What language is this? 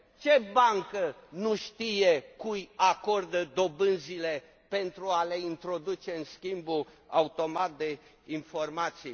Romanian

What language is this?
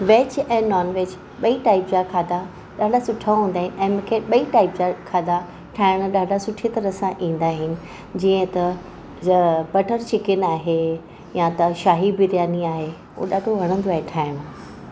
Sindhi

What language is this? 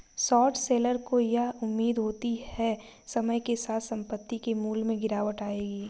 Hindi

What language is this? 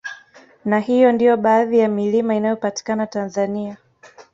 Swahili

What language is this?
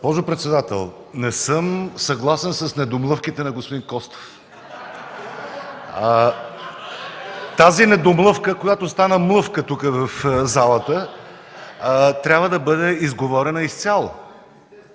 Bulgarian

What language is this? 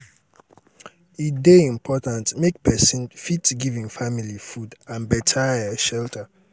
Nigerian Pidgin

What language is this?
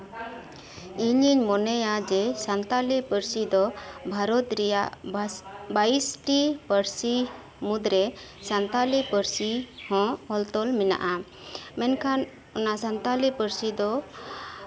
Santali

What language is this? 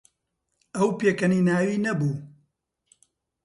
Central Kurdish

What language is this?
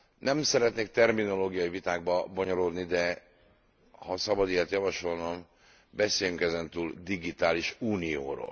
Hungarian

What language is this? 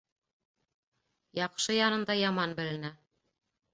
Bashkir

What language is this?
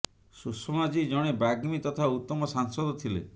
Odia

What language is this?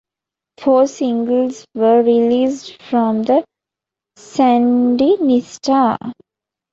English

